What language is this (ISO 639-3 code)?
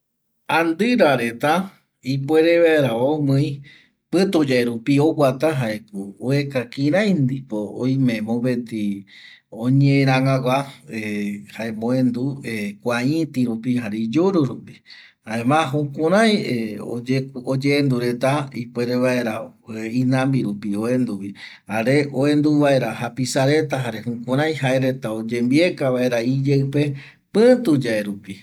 gui